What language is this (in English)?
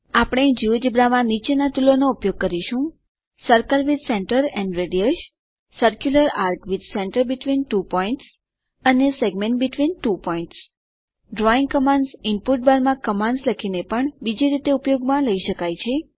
Gujarati